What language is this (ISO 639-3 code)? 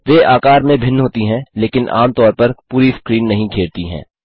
hin